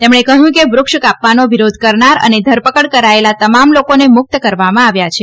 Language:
Gujarati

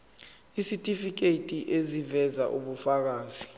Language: Zulu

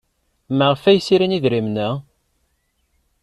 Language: Kabyle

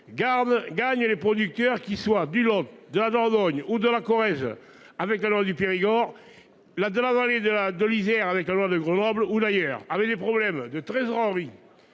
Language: French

